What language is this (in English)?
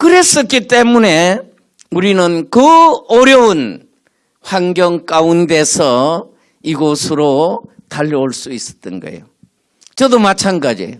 Korean